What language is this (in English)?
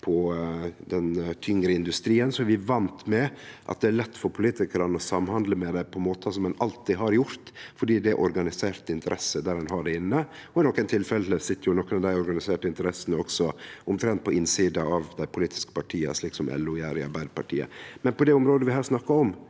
Norwegian